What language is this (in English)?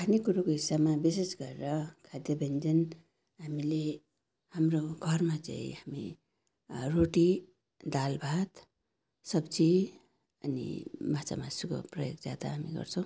Nepali